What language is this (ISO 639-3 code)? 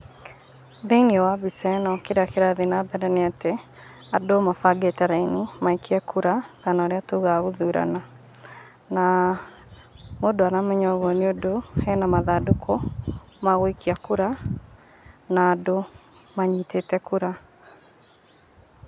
kik